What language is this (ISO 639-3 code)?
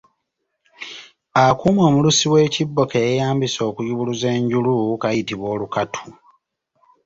lug